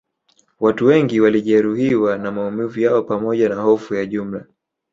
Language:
Swahili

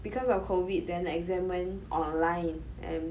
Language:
English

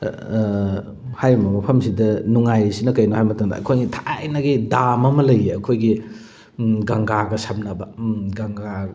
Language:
Manipuri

